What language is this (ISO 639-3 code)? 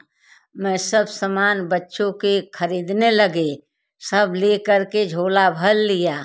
hin